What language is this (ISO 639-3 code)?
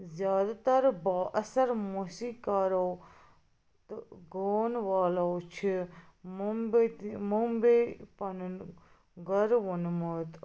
kas